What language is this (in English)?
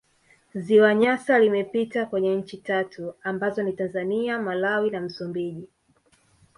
Swahili